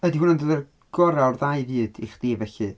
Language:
Welsh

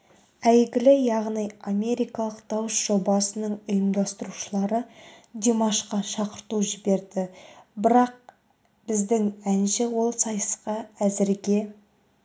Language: Kazakh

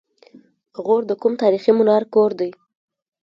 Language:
Pashto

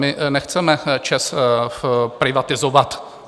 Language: Czech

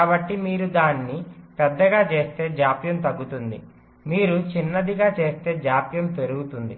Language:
Telugu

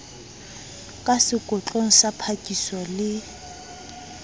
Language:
Southern Sotho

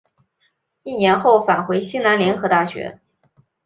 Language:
Chinese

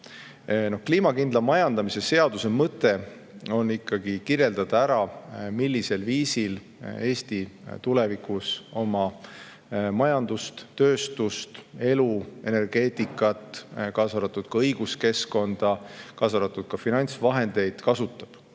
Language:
Estonian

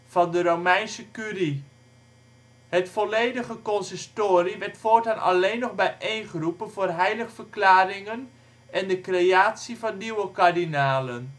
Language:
Dutch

